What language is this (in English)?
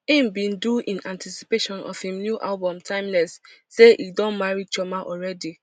Nigerian Pidgin